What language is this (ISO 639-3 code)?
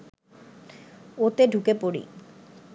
ben